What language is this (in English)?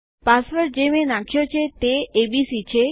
Gujarati